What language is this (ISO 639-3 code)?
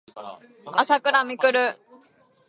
jpn